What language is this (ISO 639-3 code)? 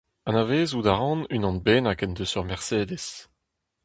bre